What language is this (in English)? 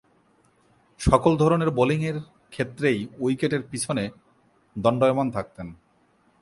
Bangla